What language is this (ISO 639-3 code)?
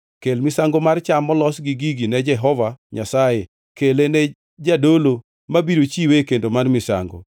luo